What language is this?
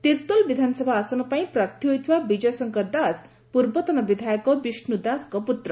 Odia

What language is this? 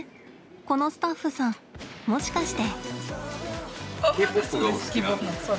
Japanese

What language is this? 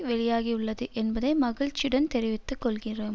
Tamil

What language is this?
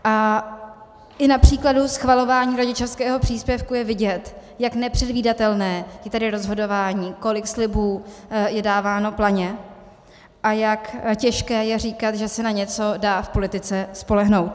Czech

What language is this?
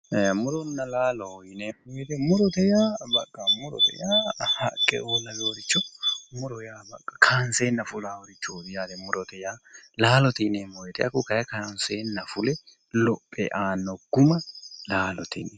Sidamo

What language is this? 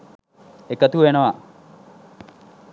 Sinhala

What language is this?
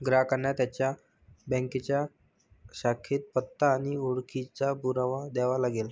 Marathi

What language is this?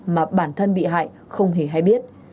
Vietnamese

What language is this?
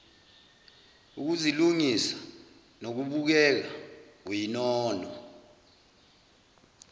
Zulu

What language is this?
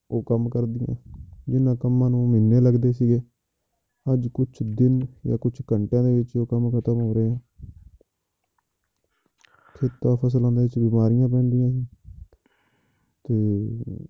Punjabi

